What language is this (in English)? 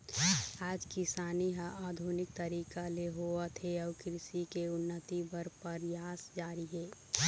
Chhattisgarhi